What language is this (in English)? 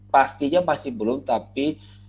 Indonesian